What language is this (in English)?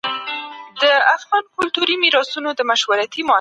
Pashto